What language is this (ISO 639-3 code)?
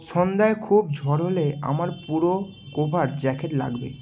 ben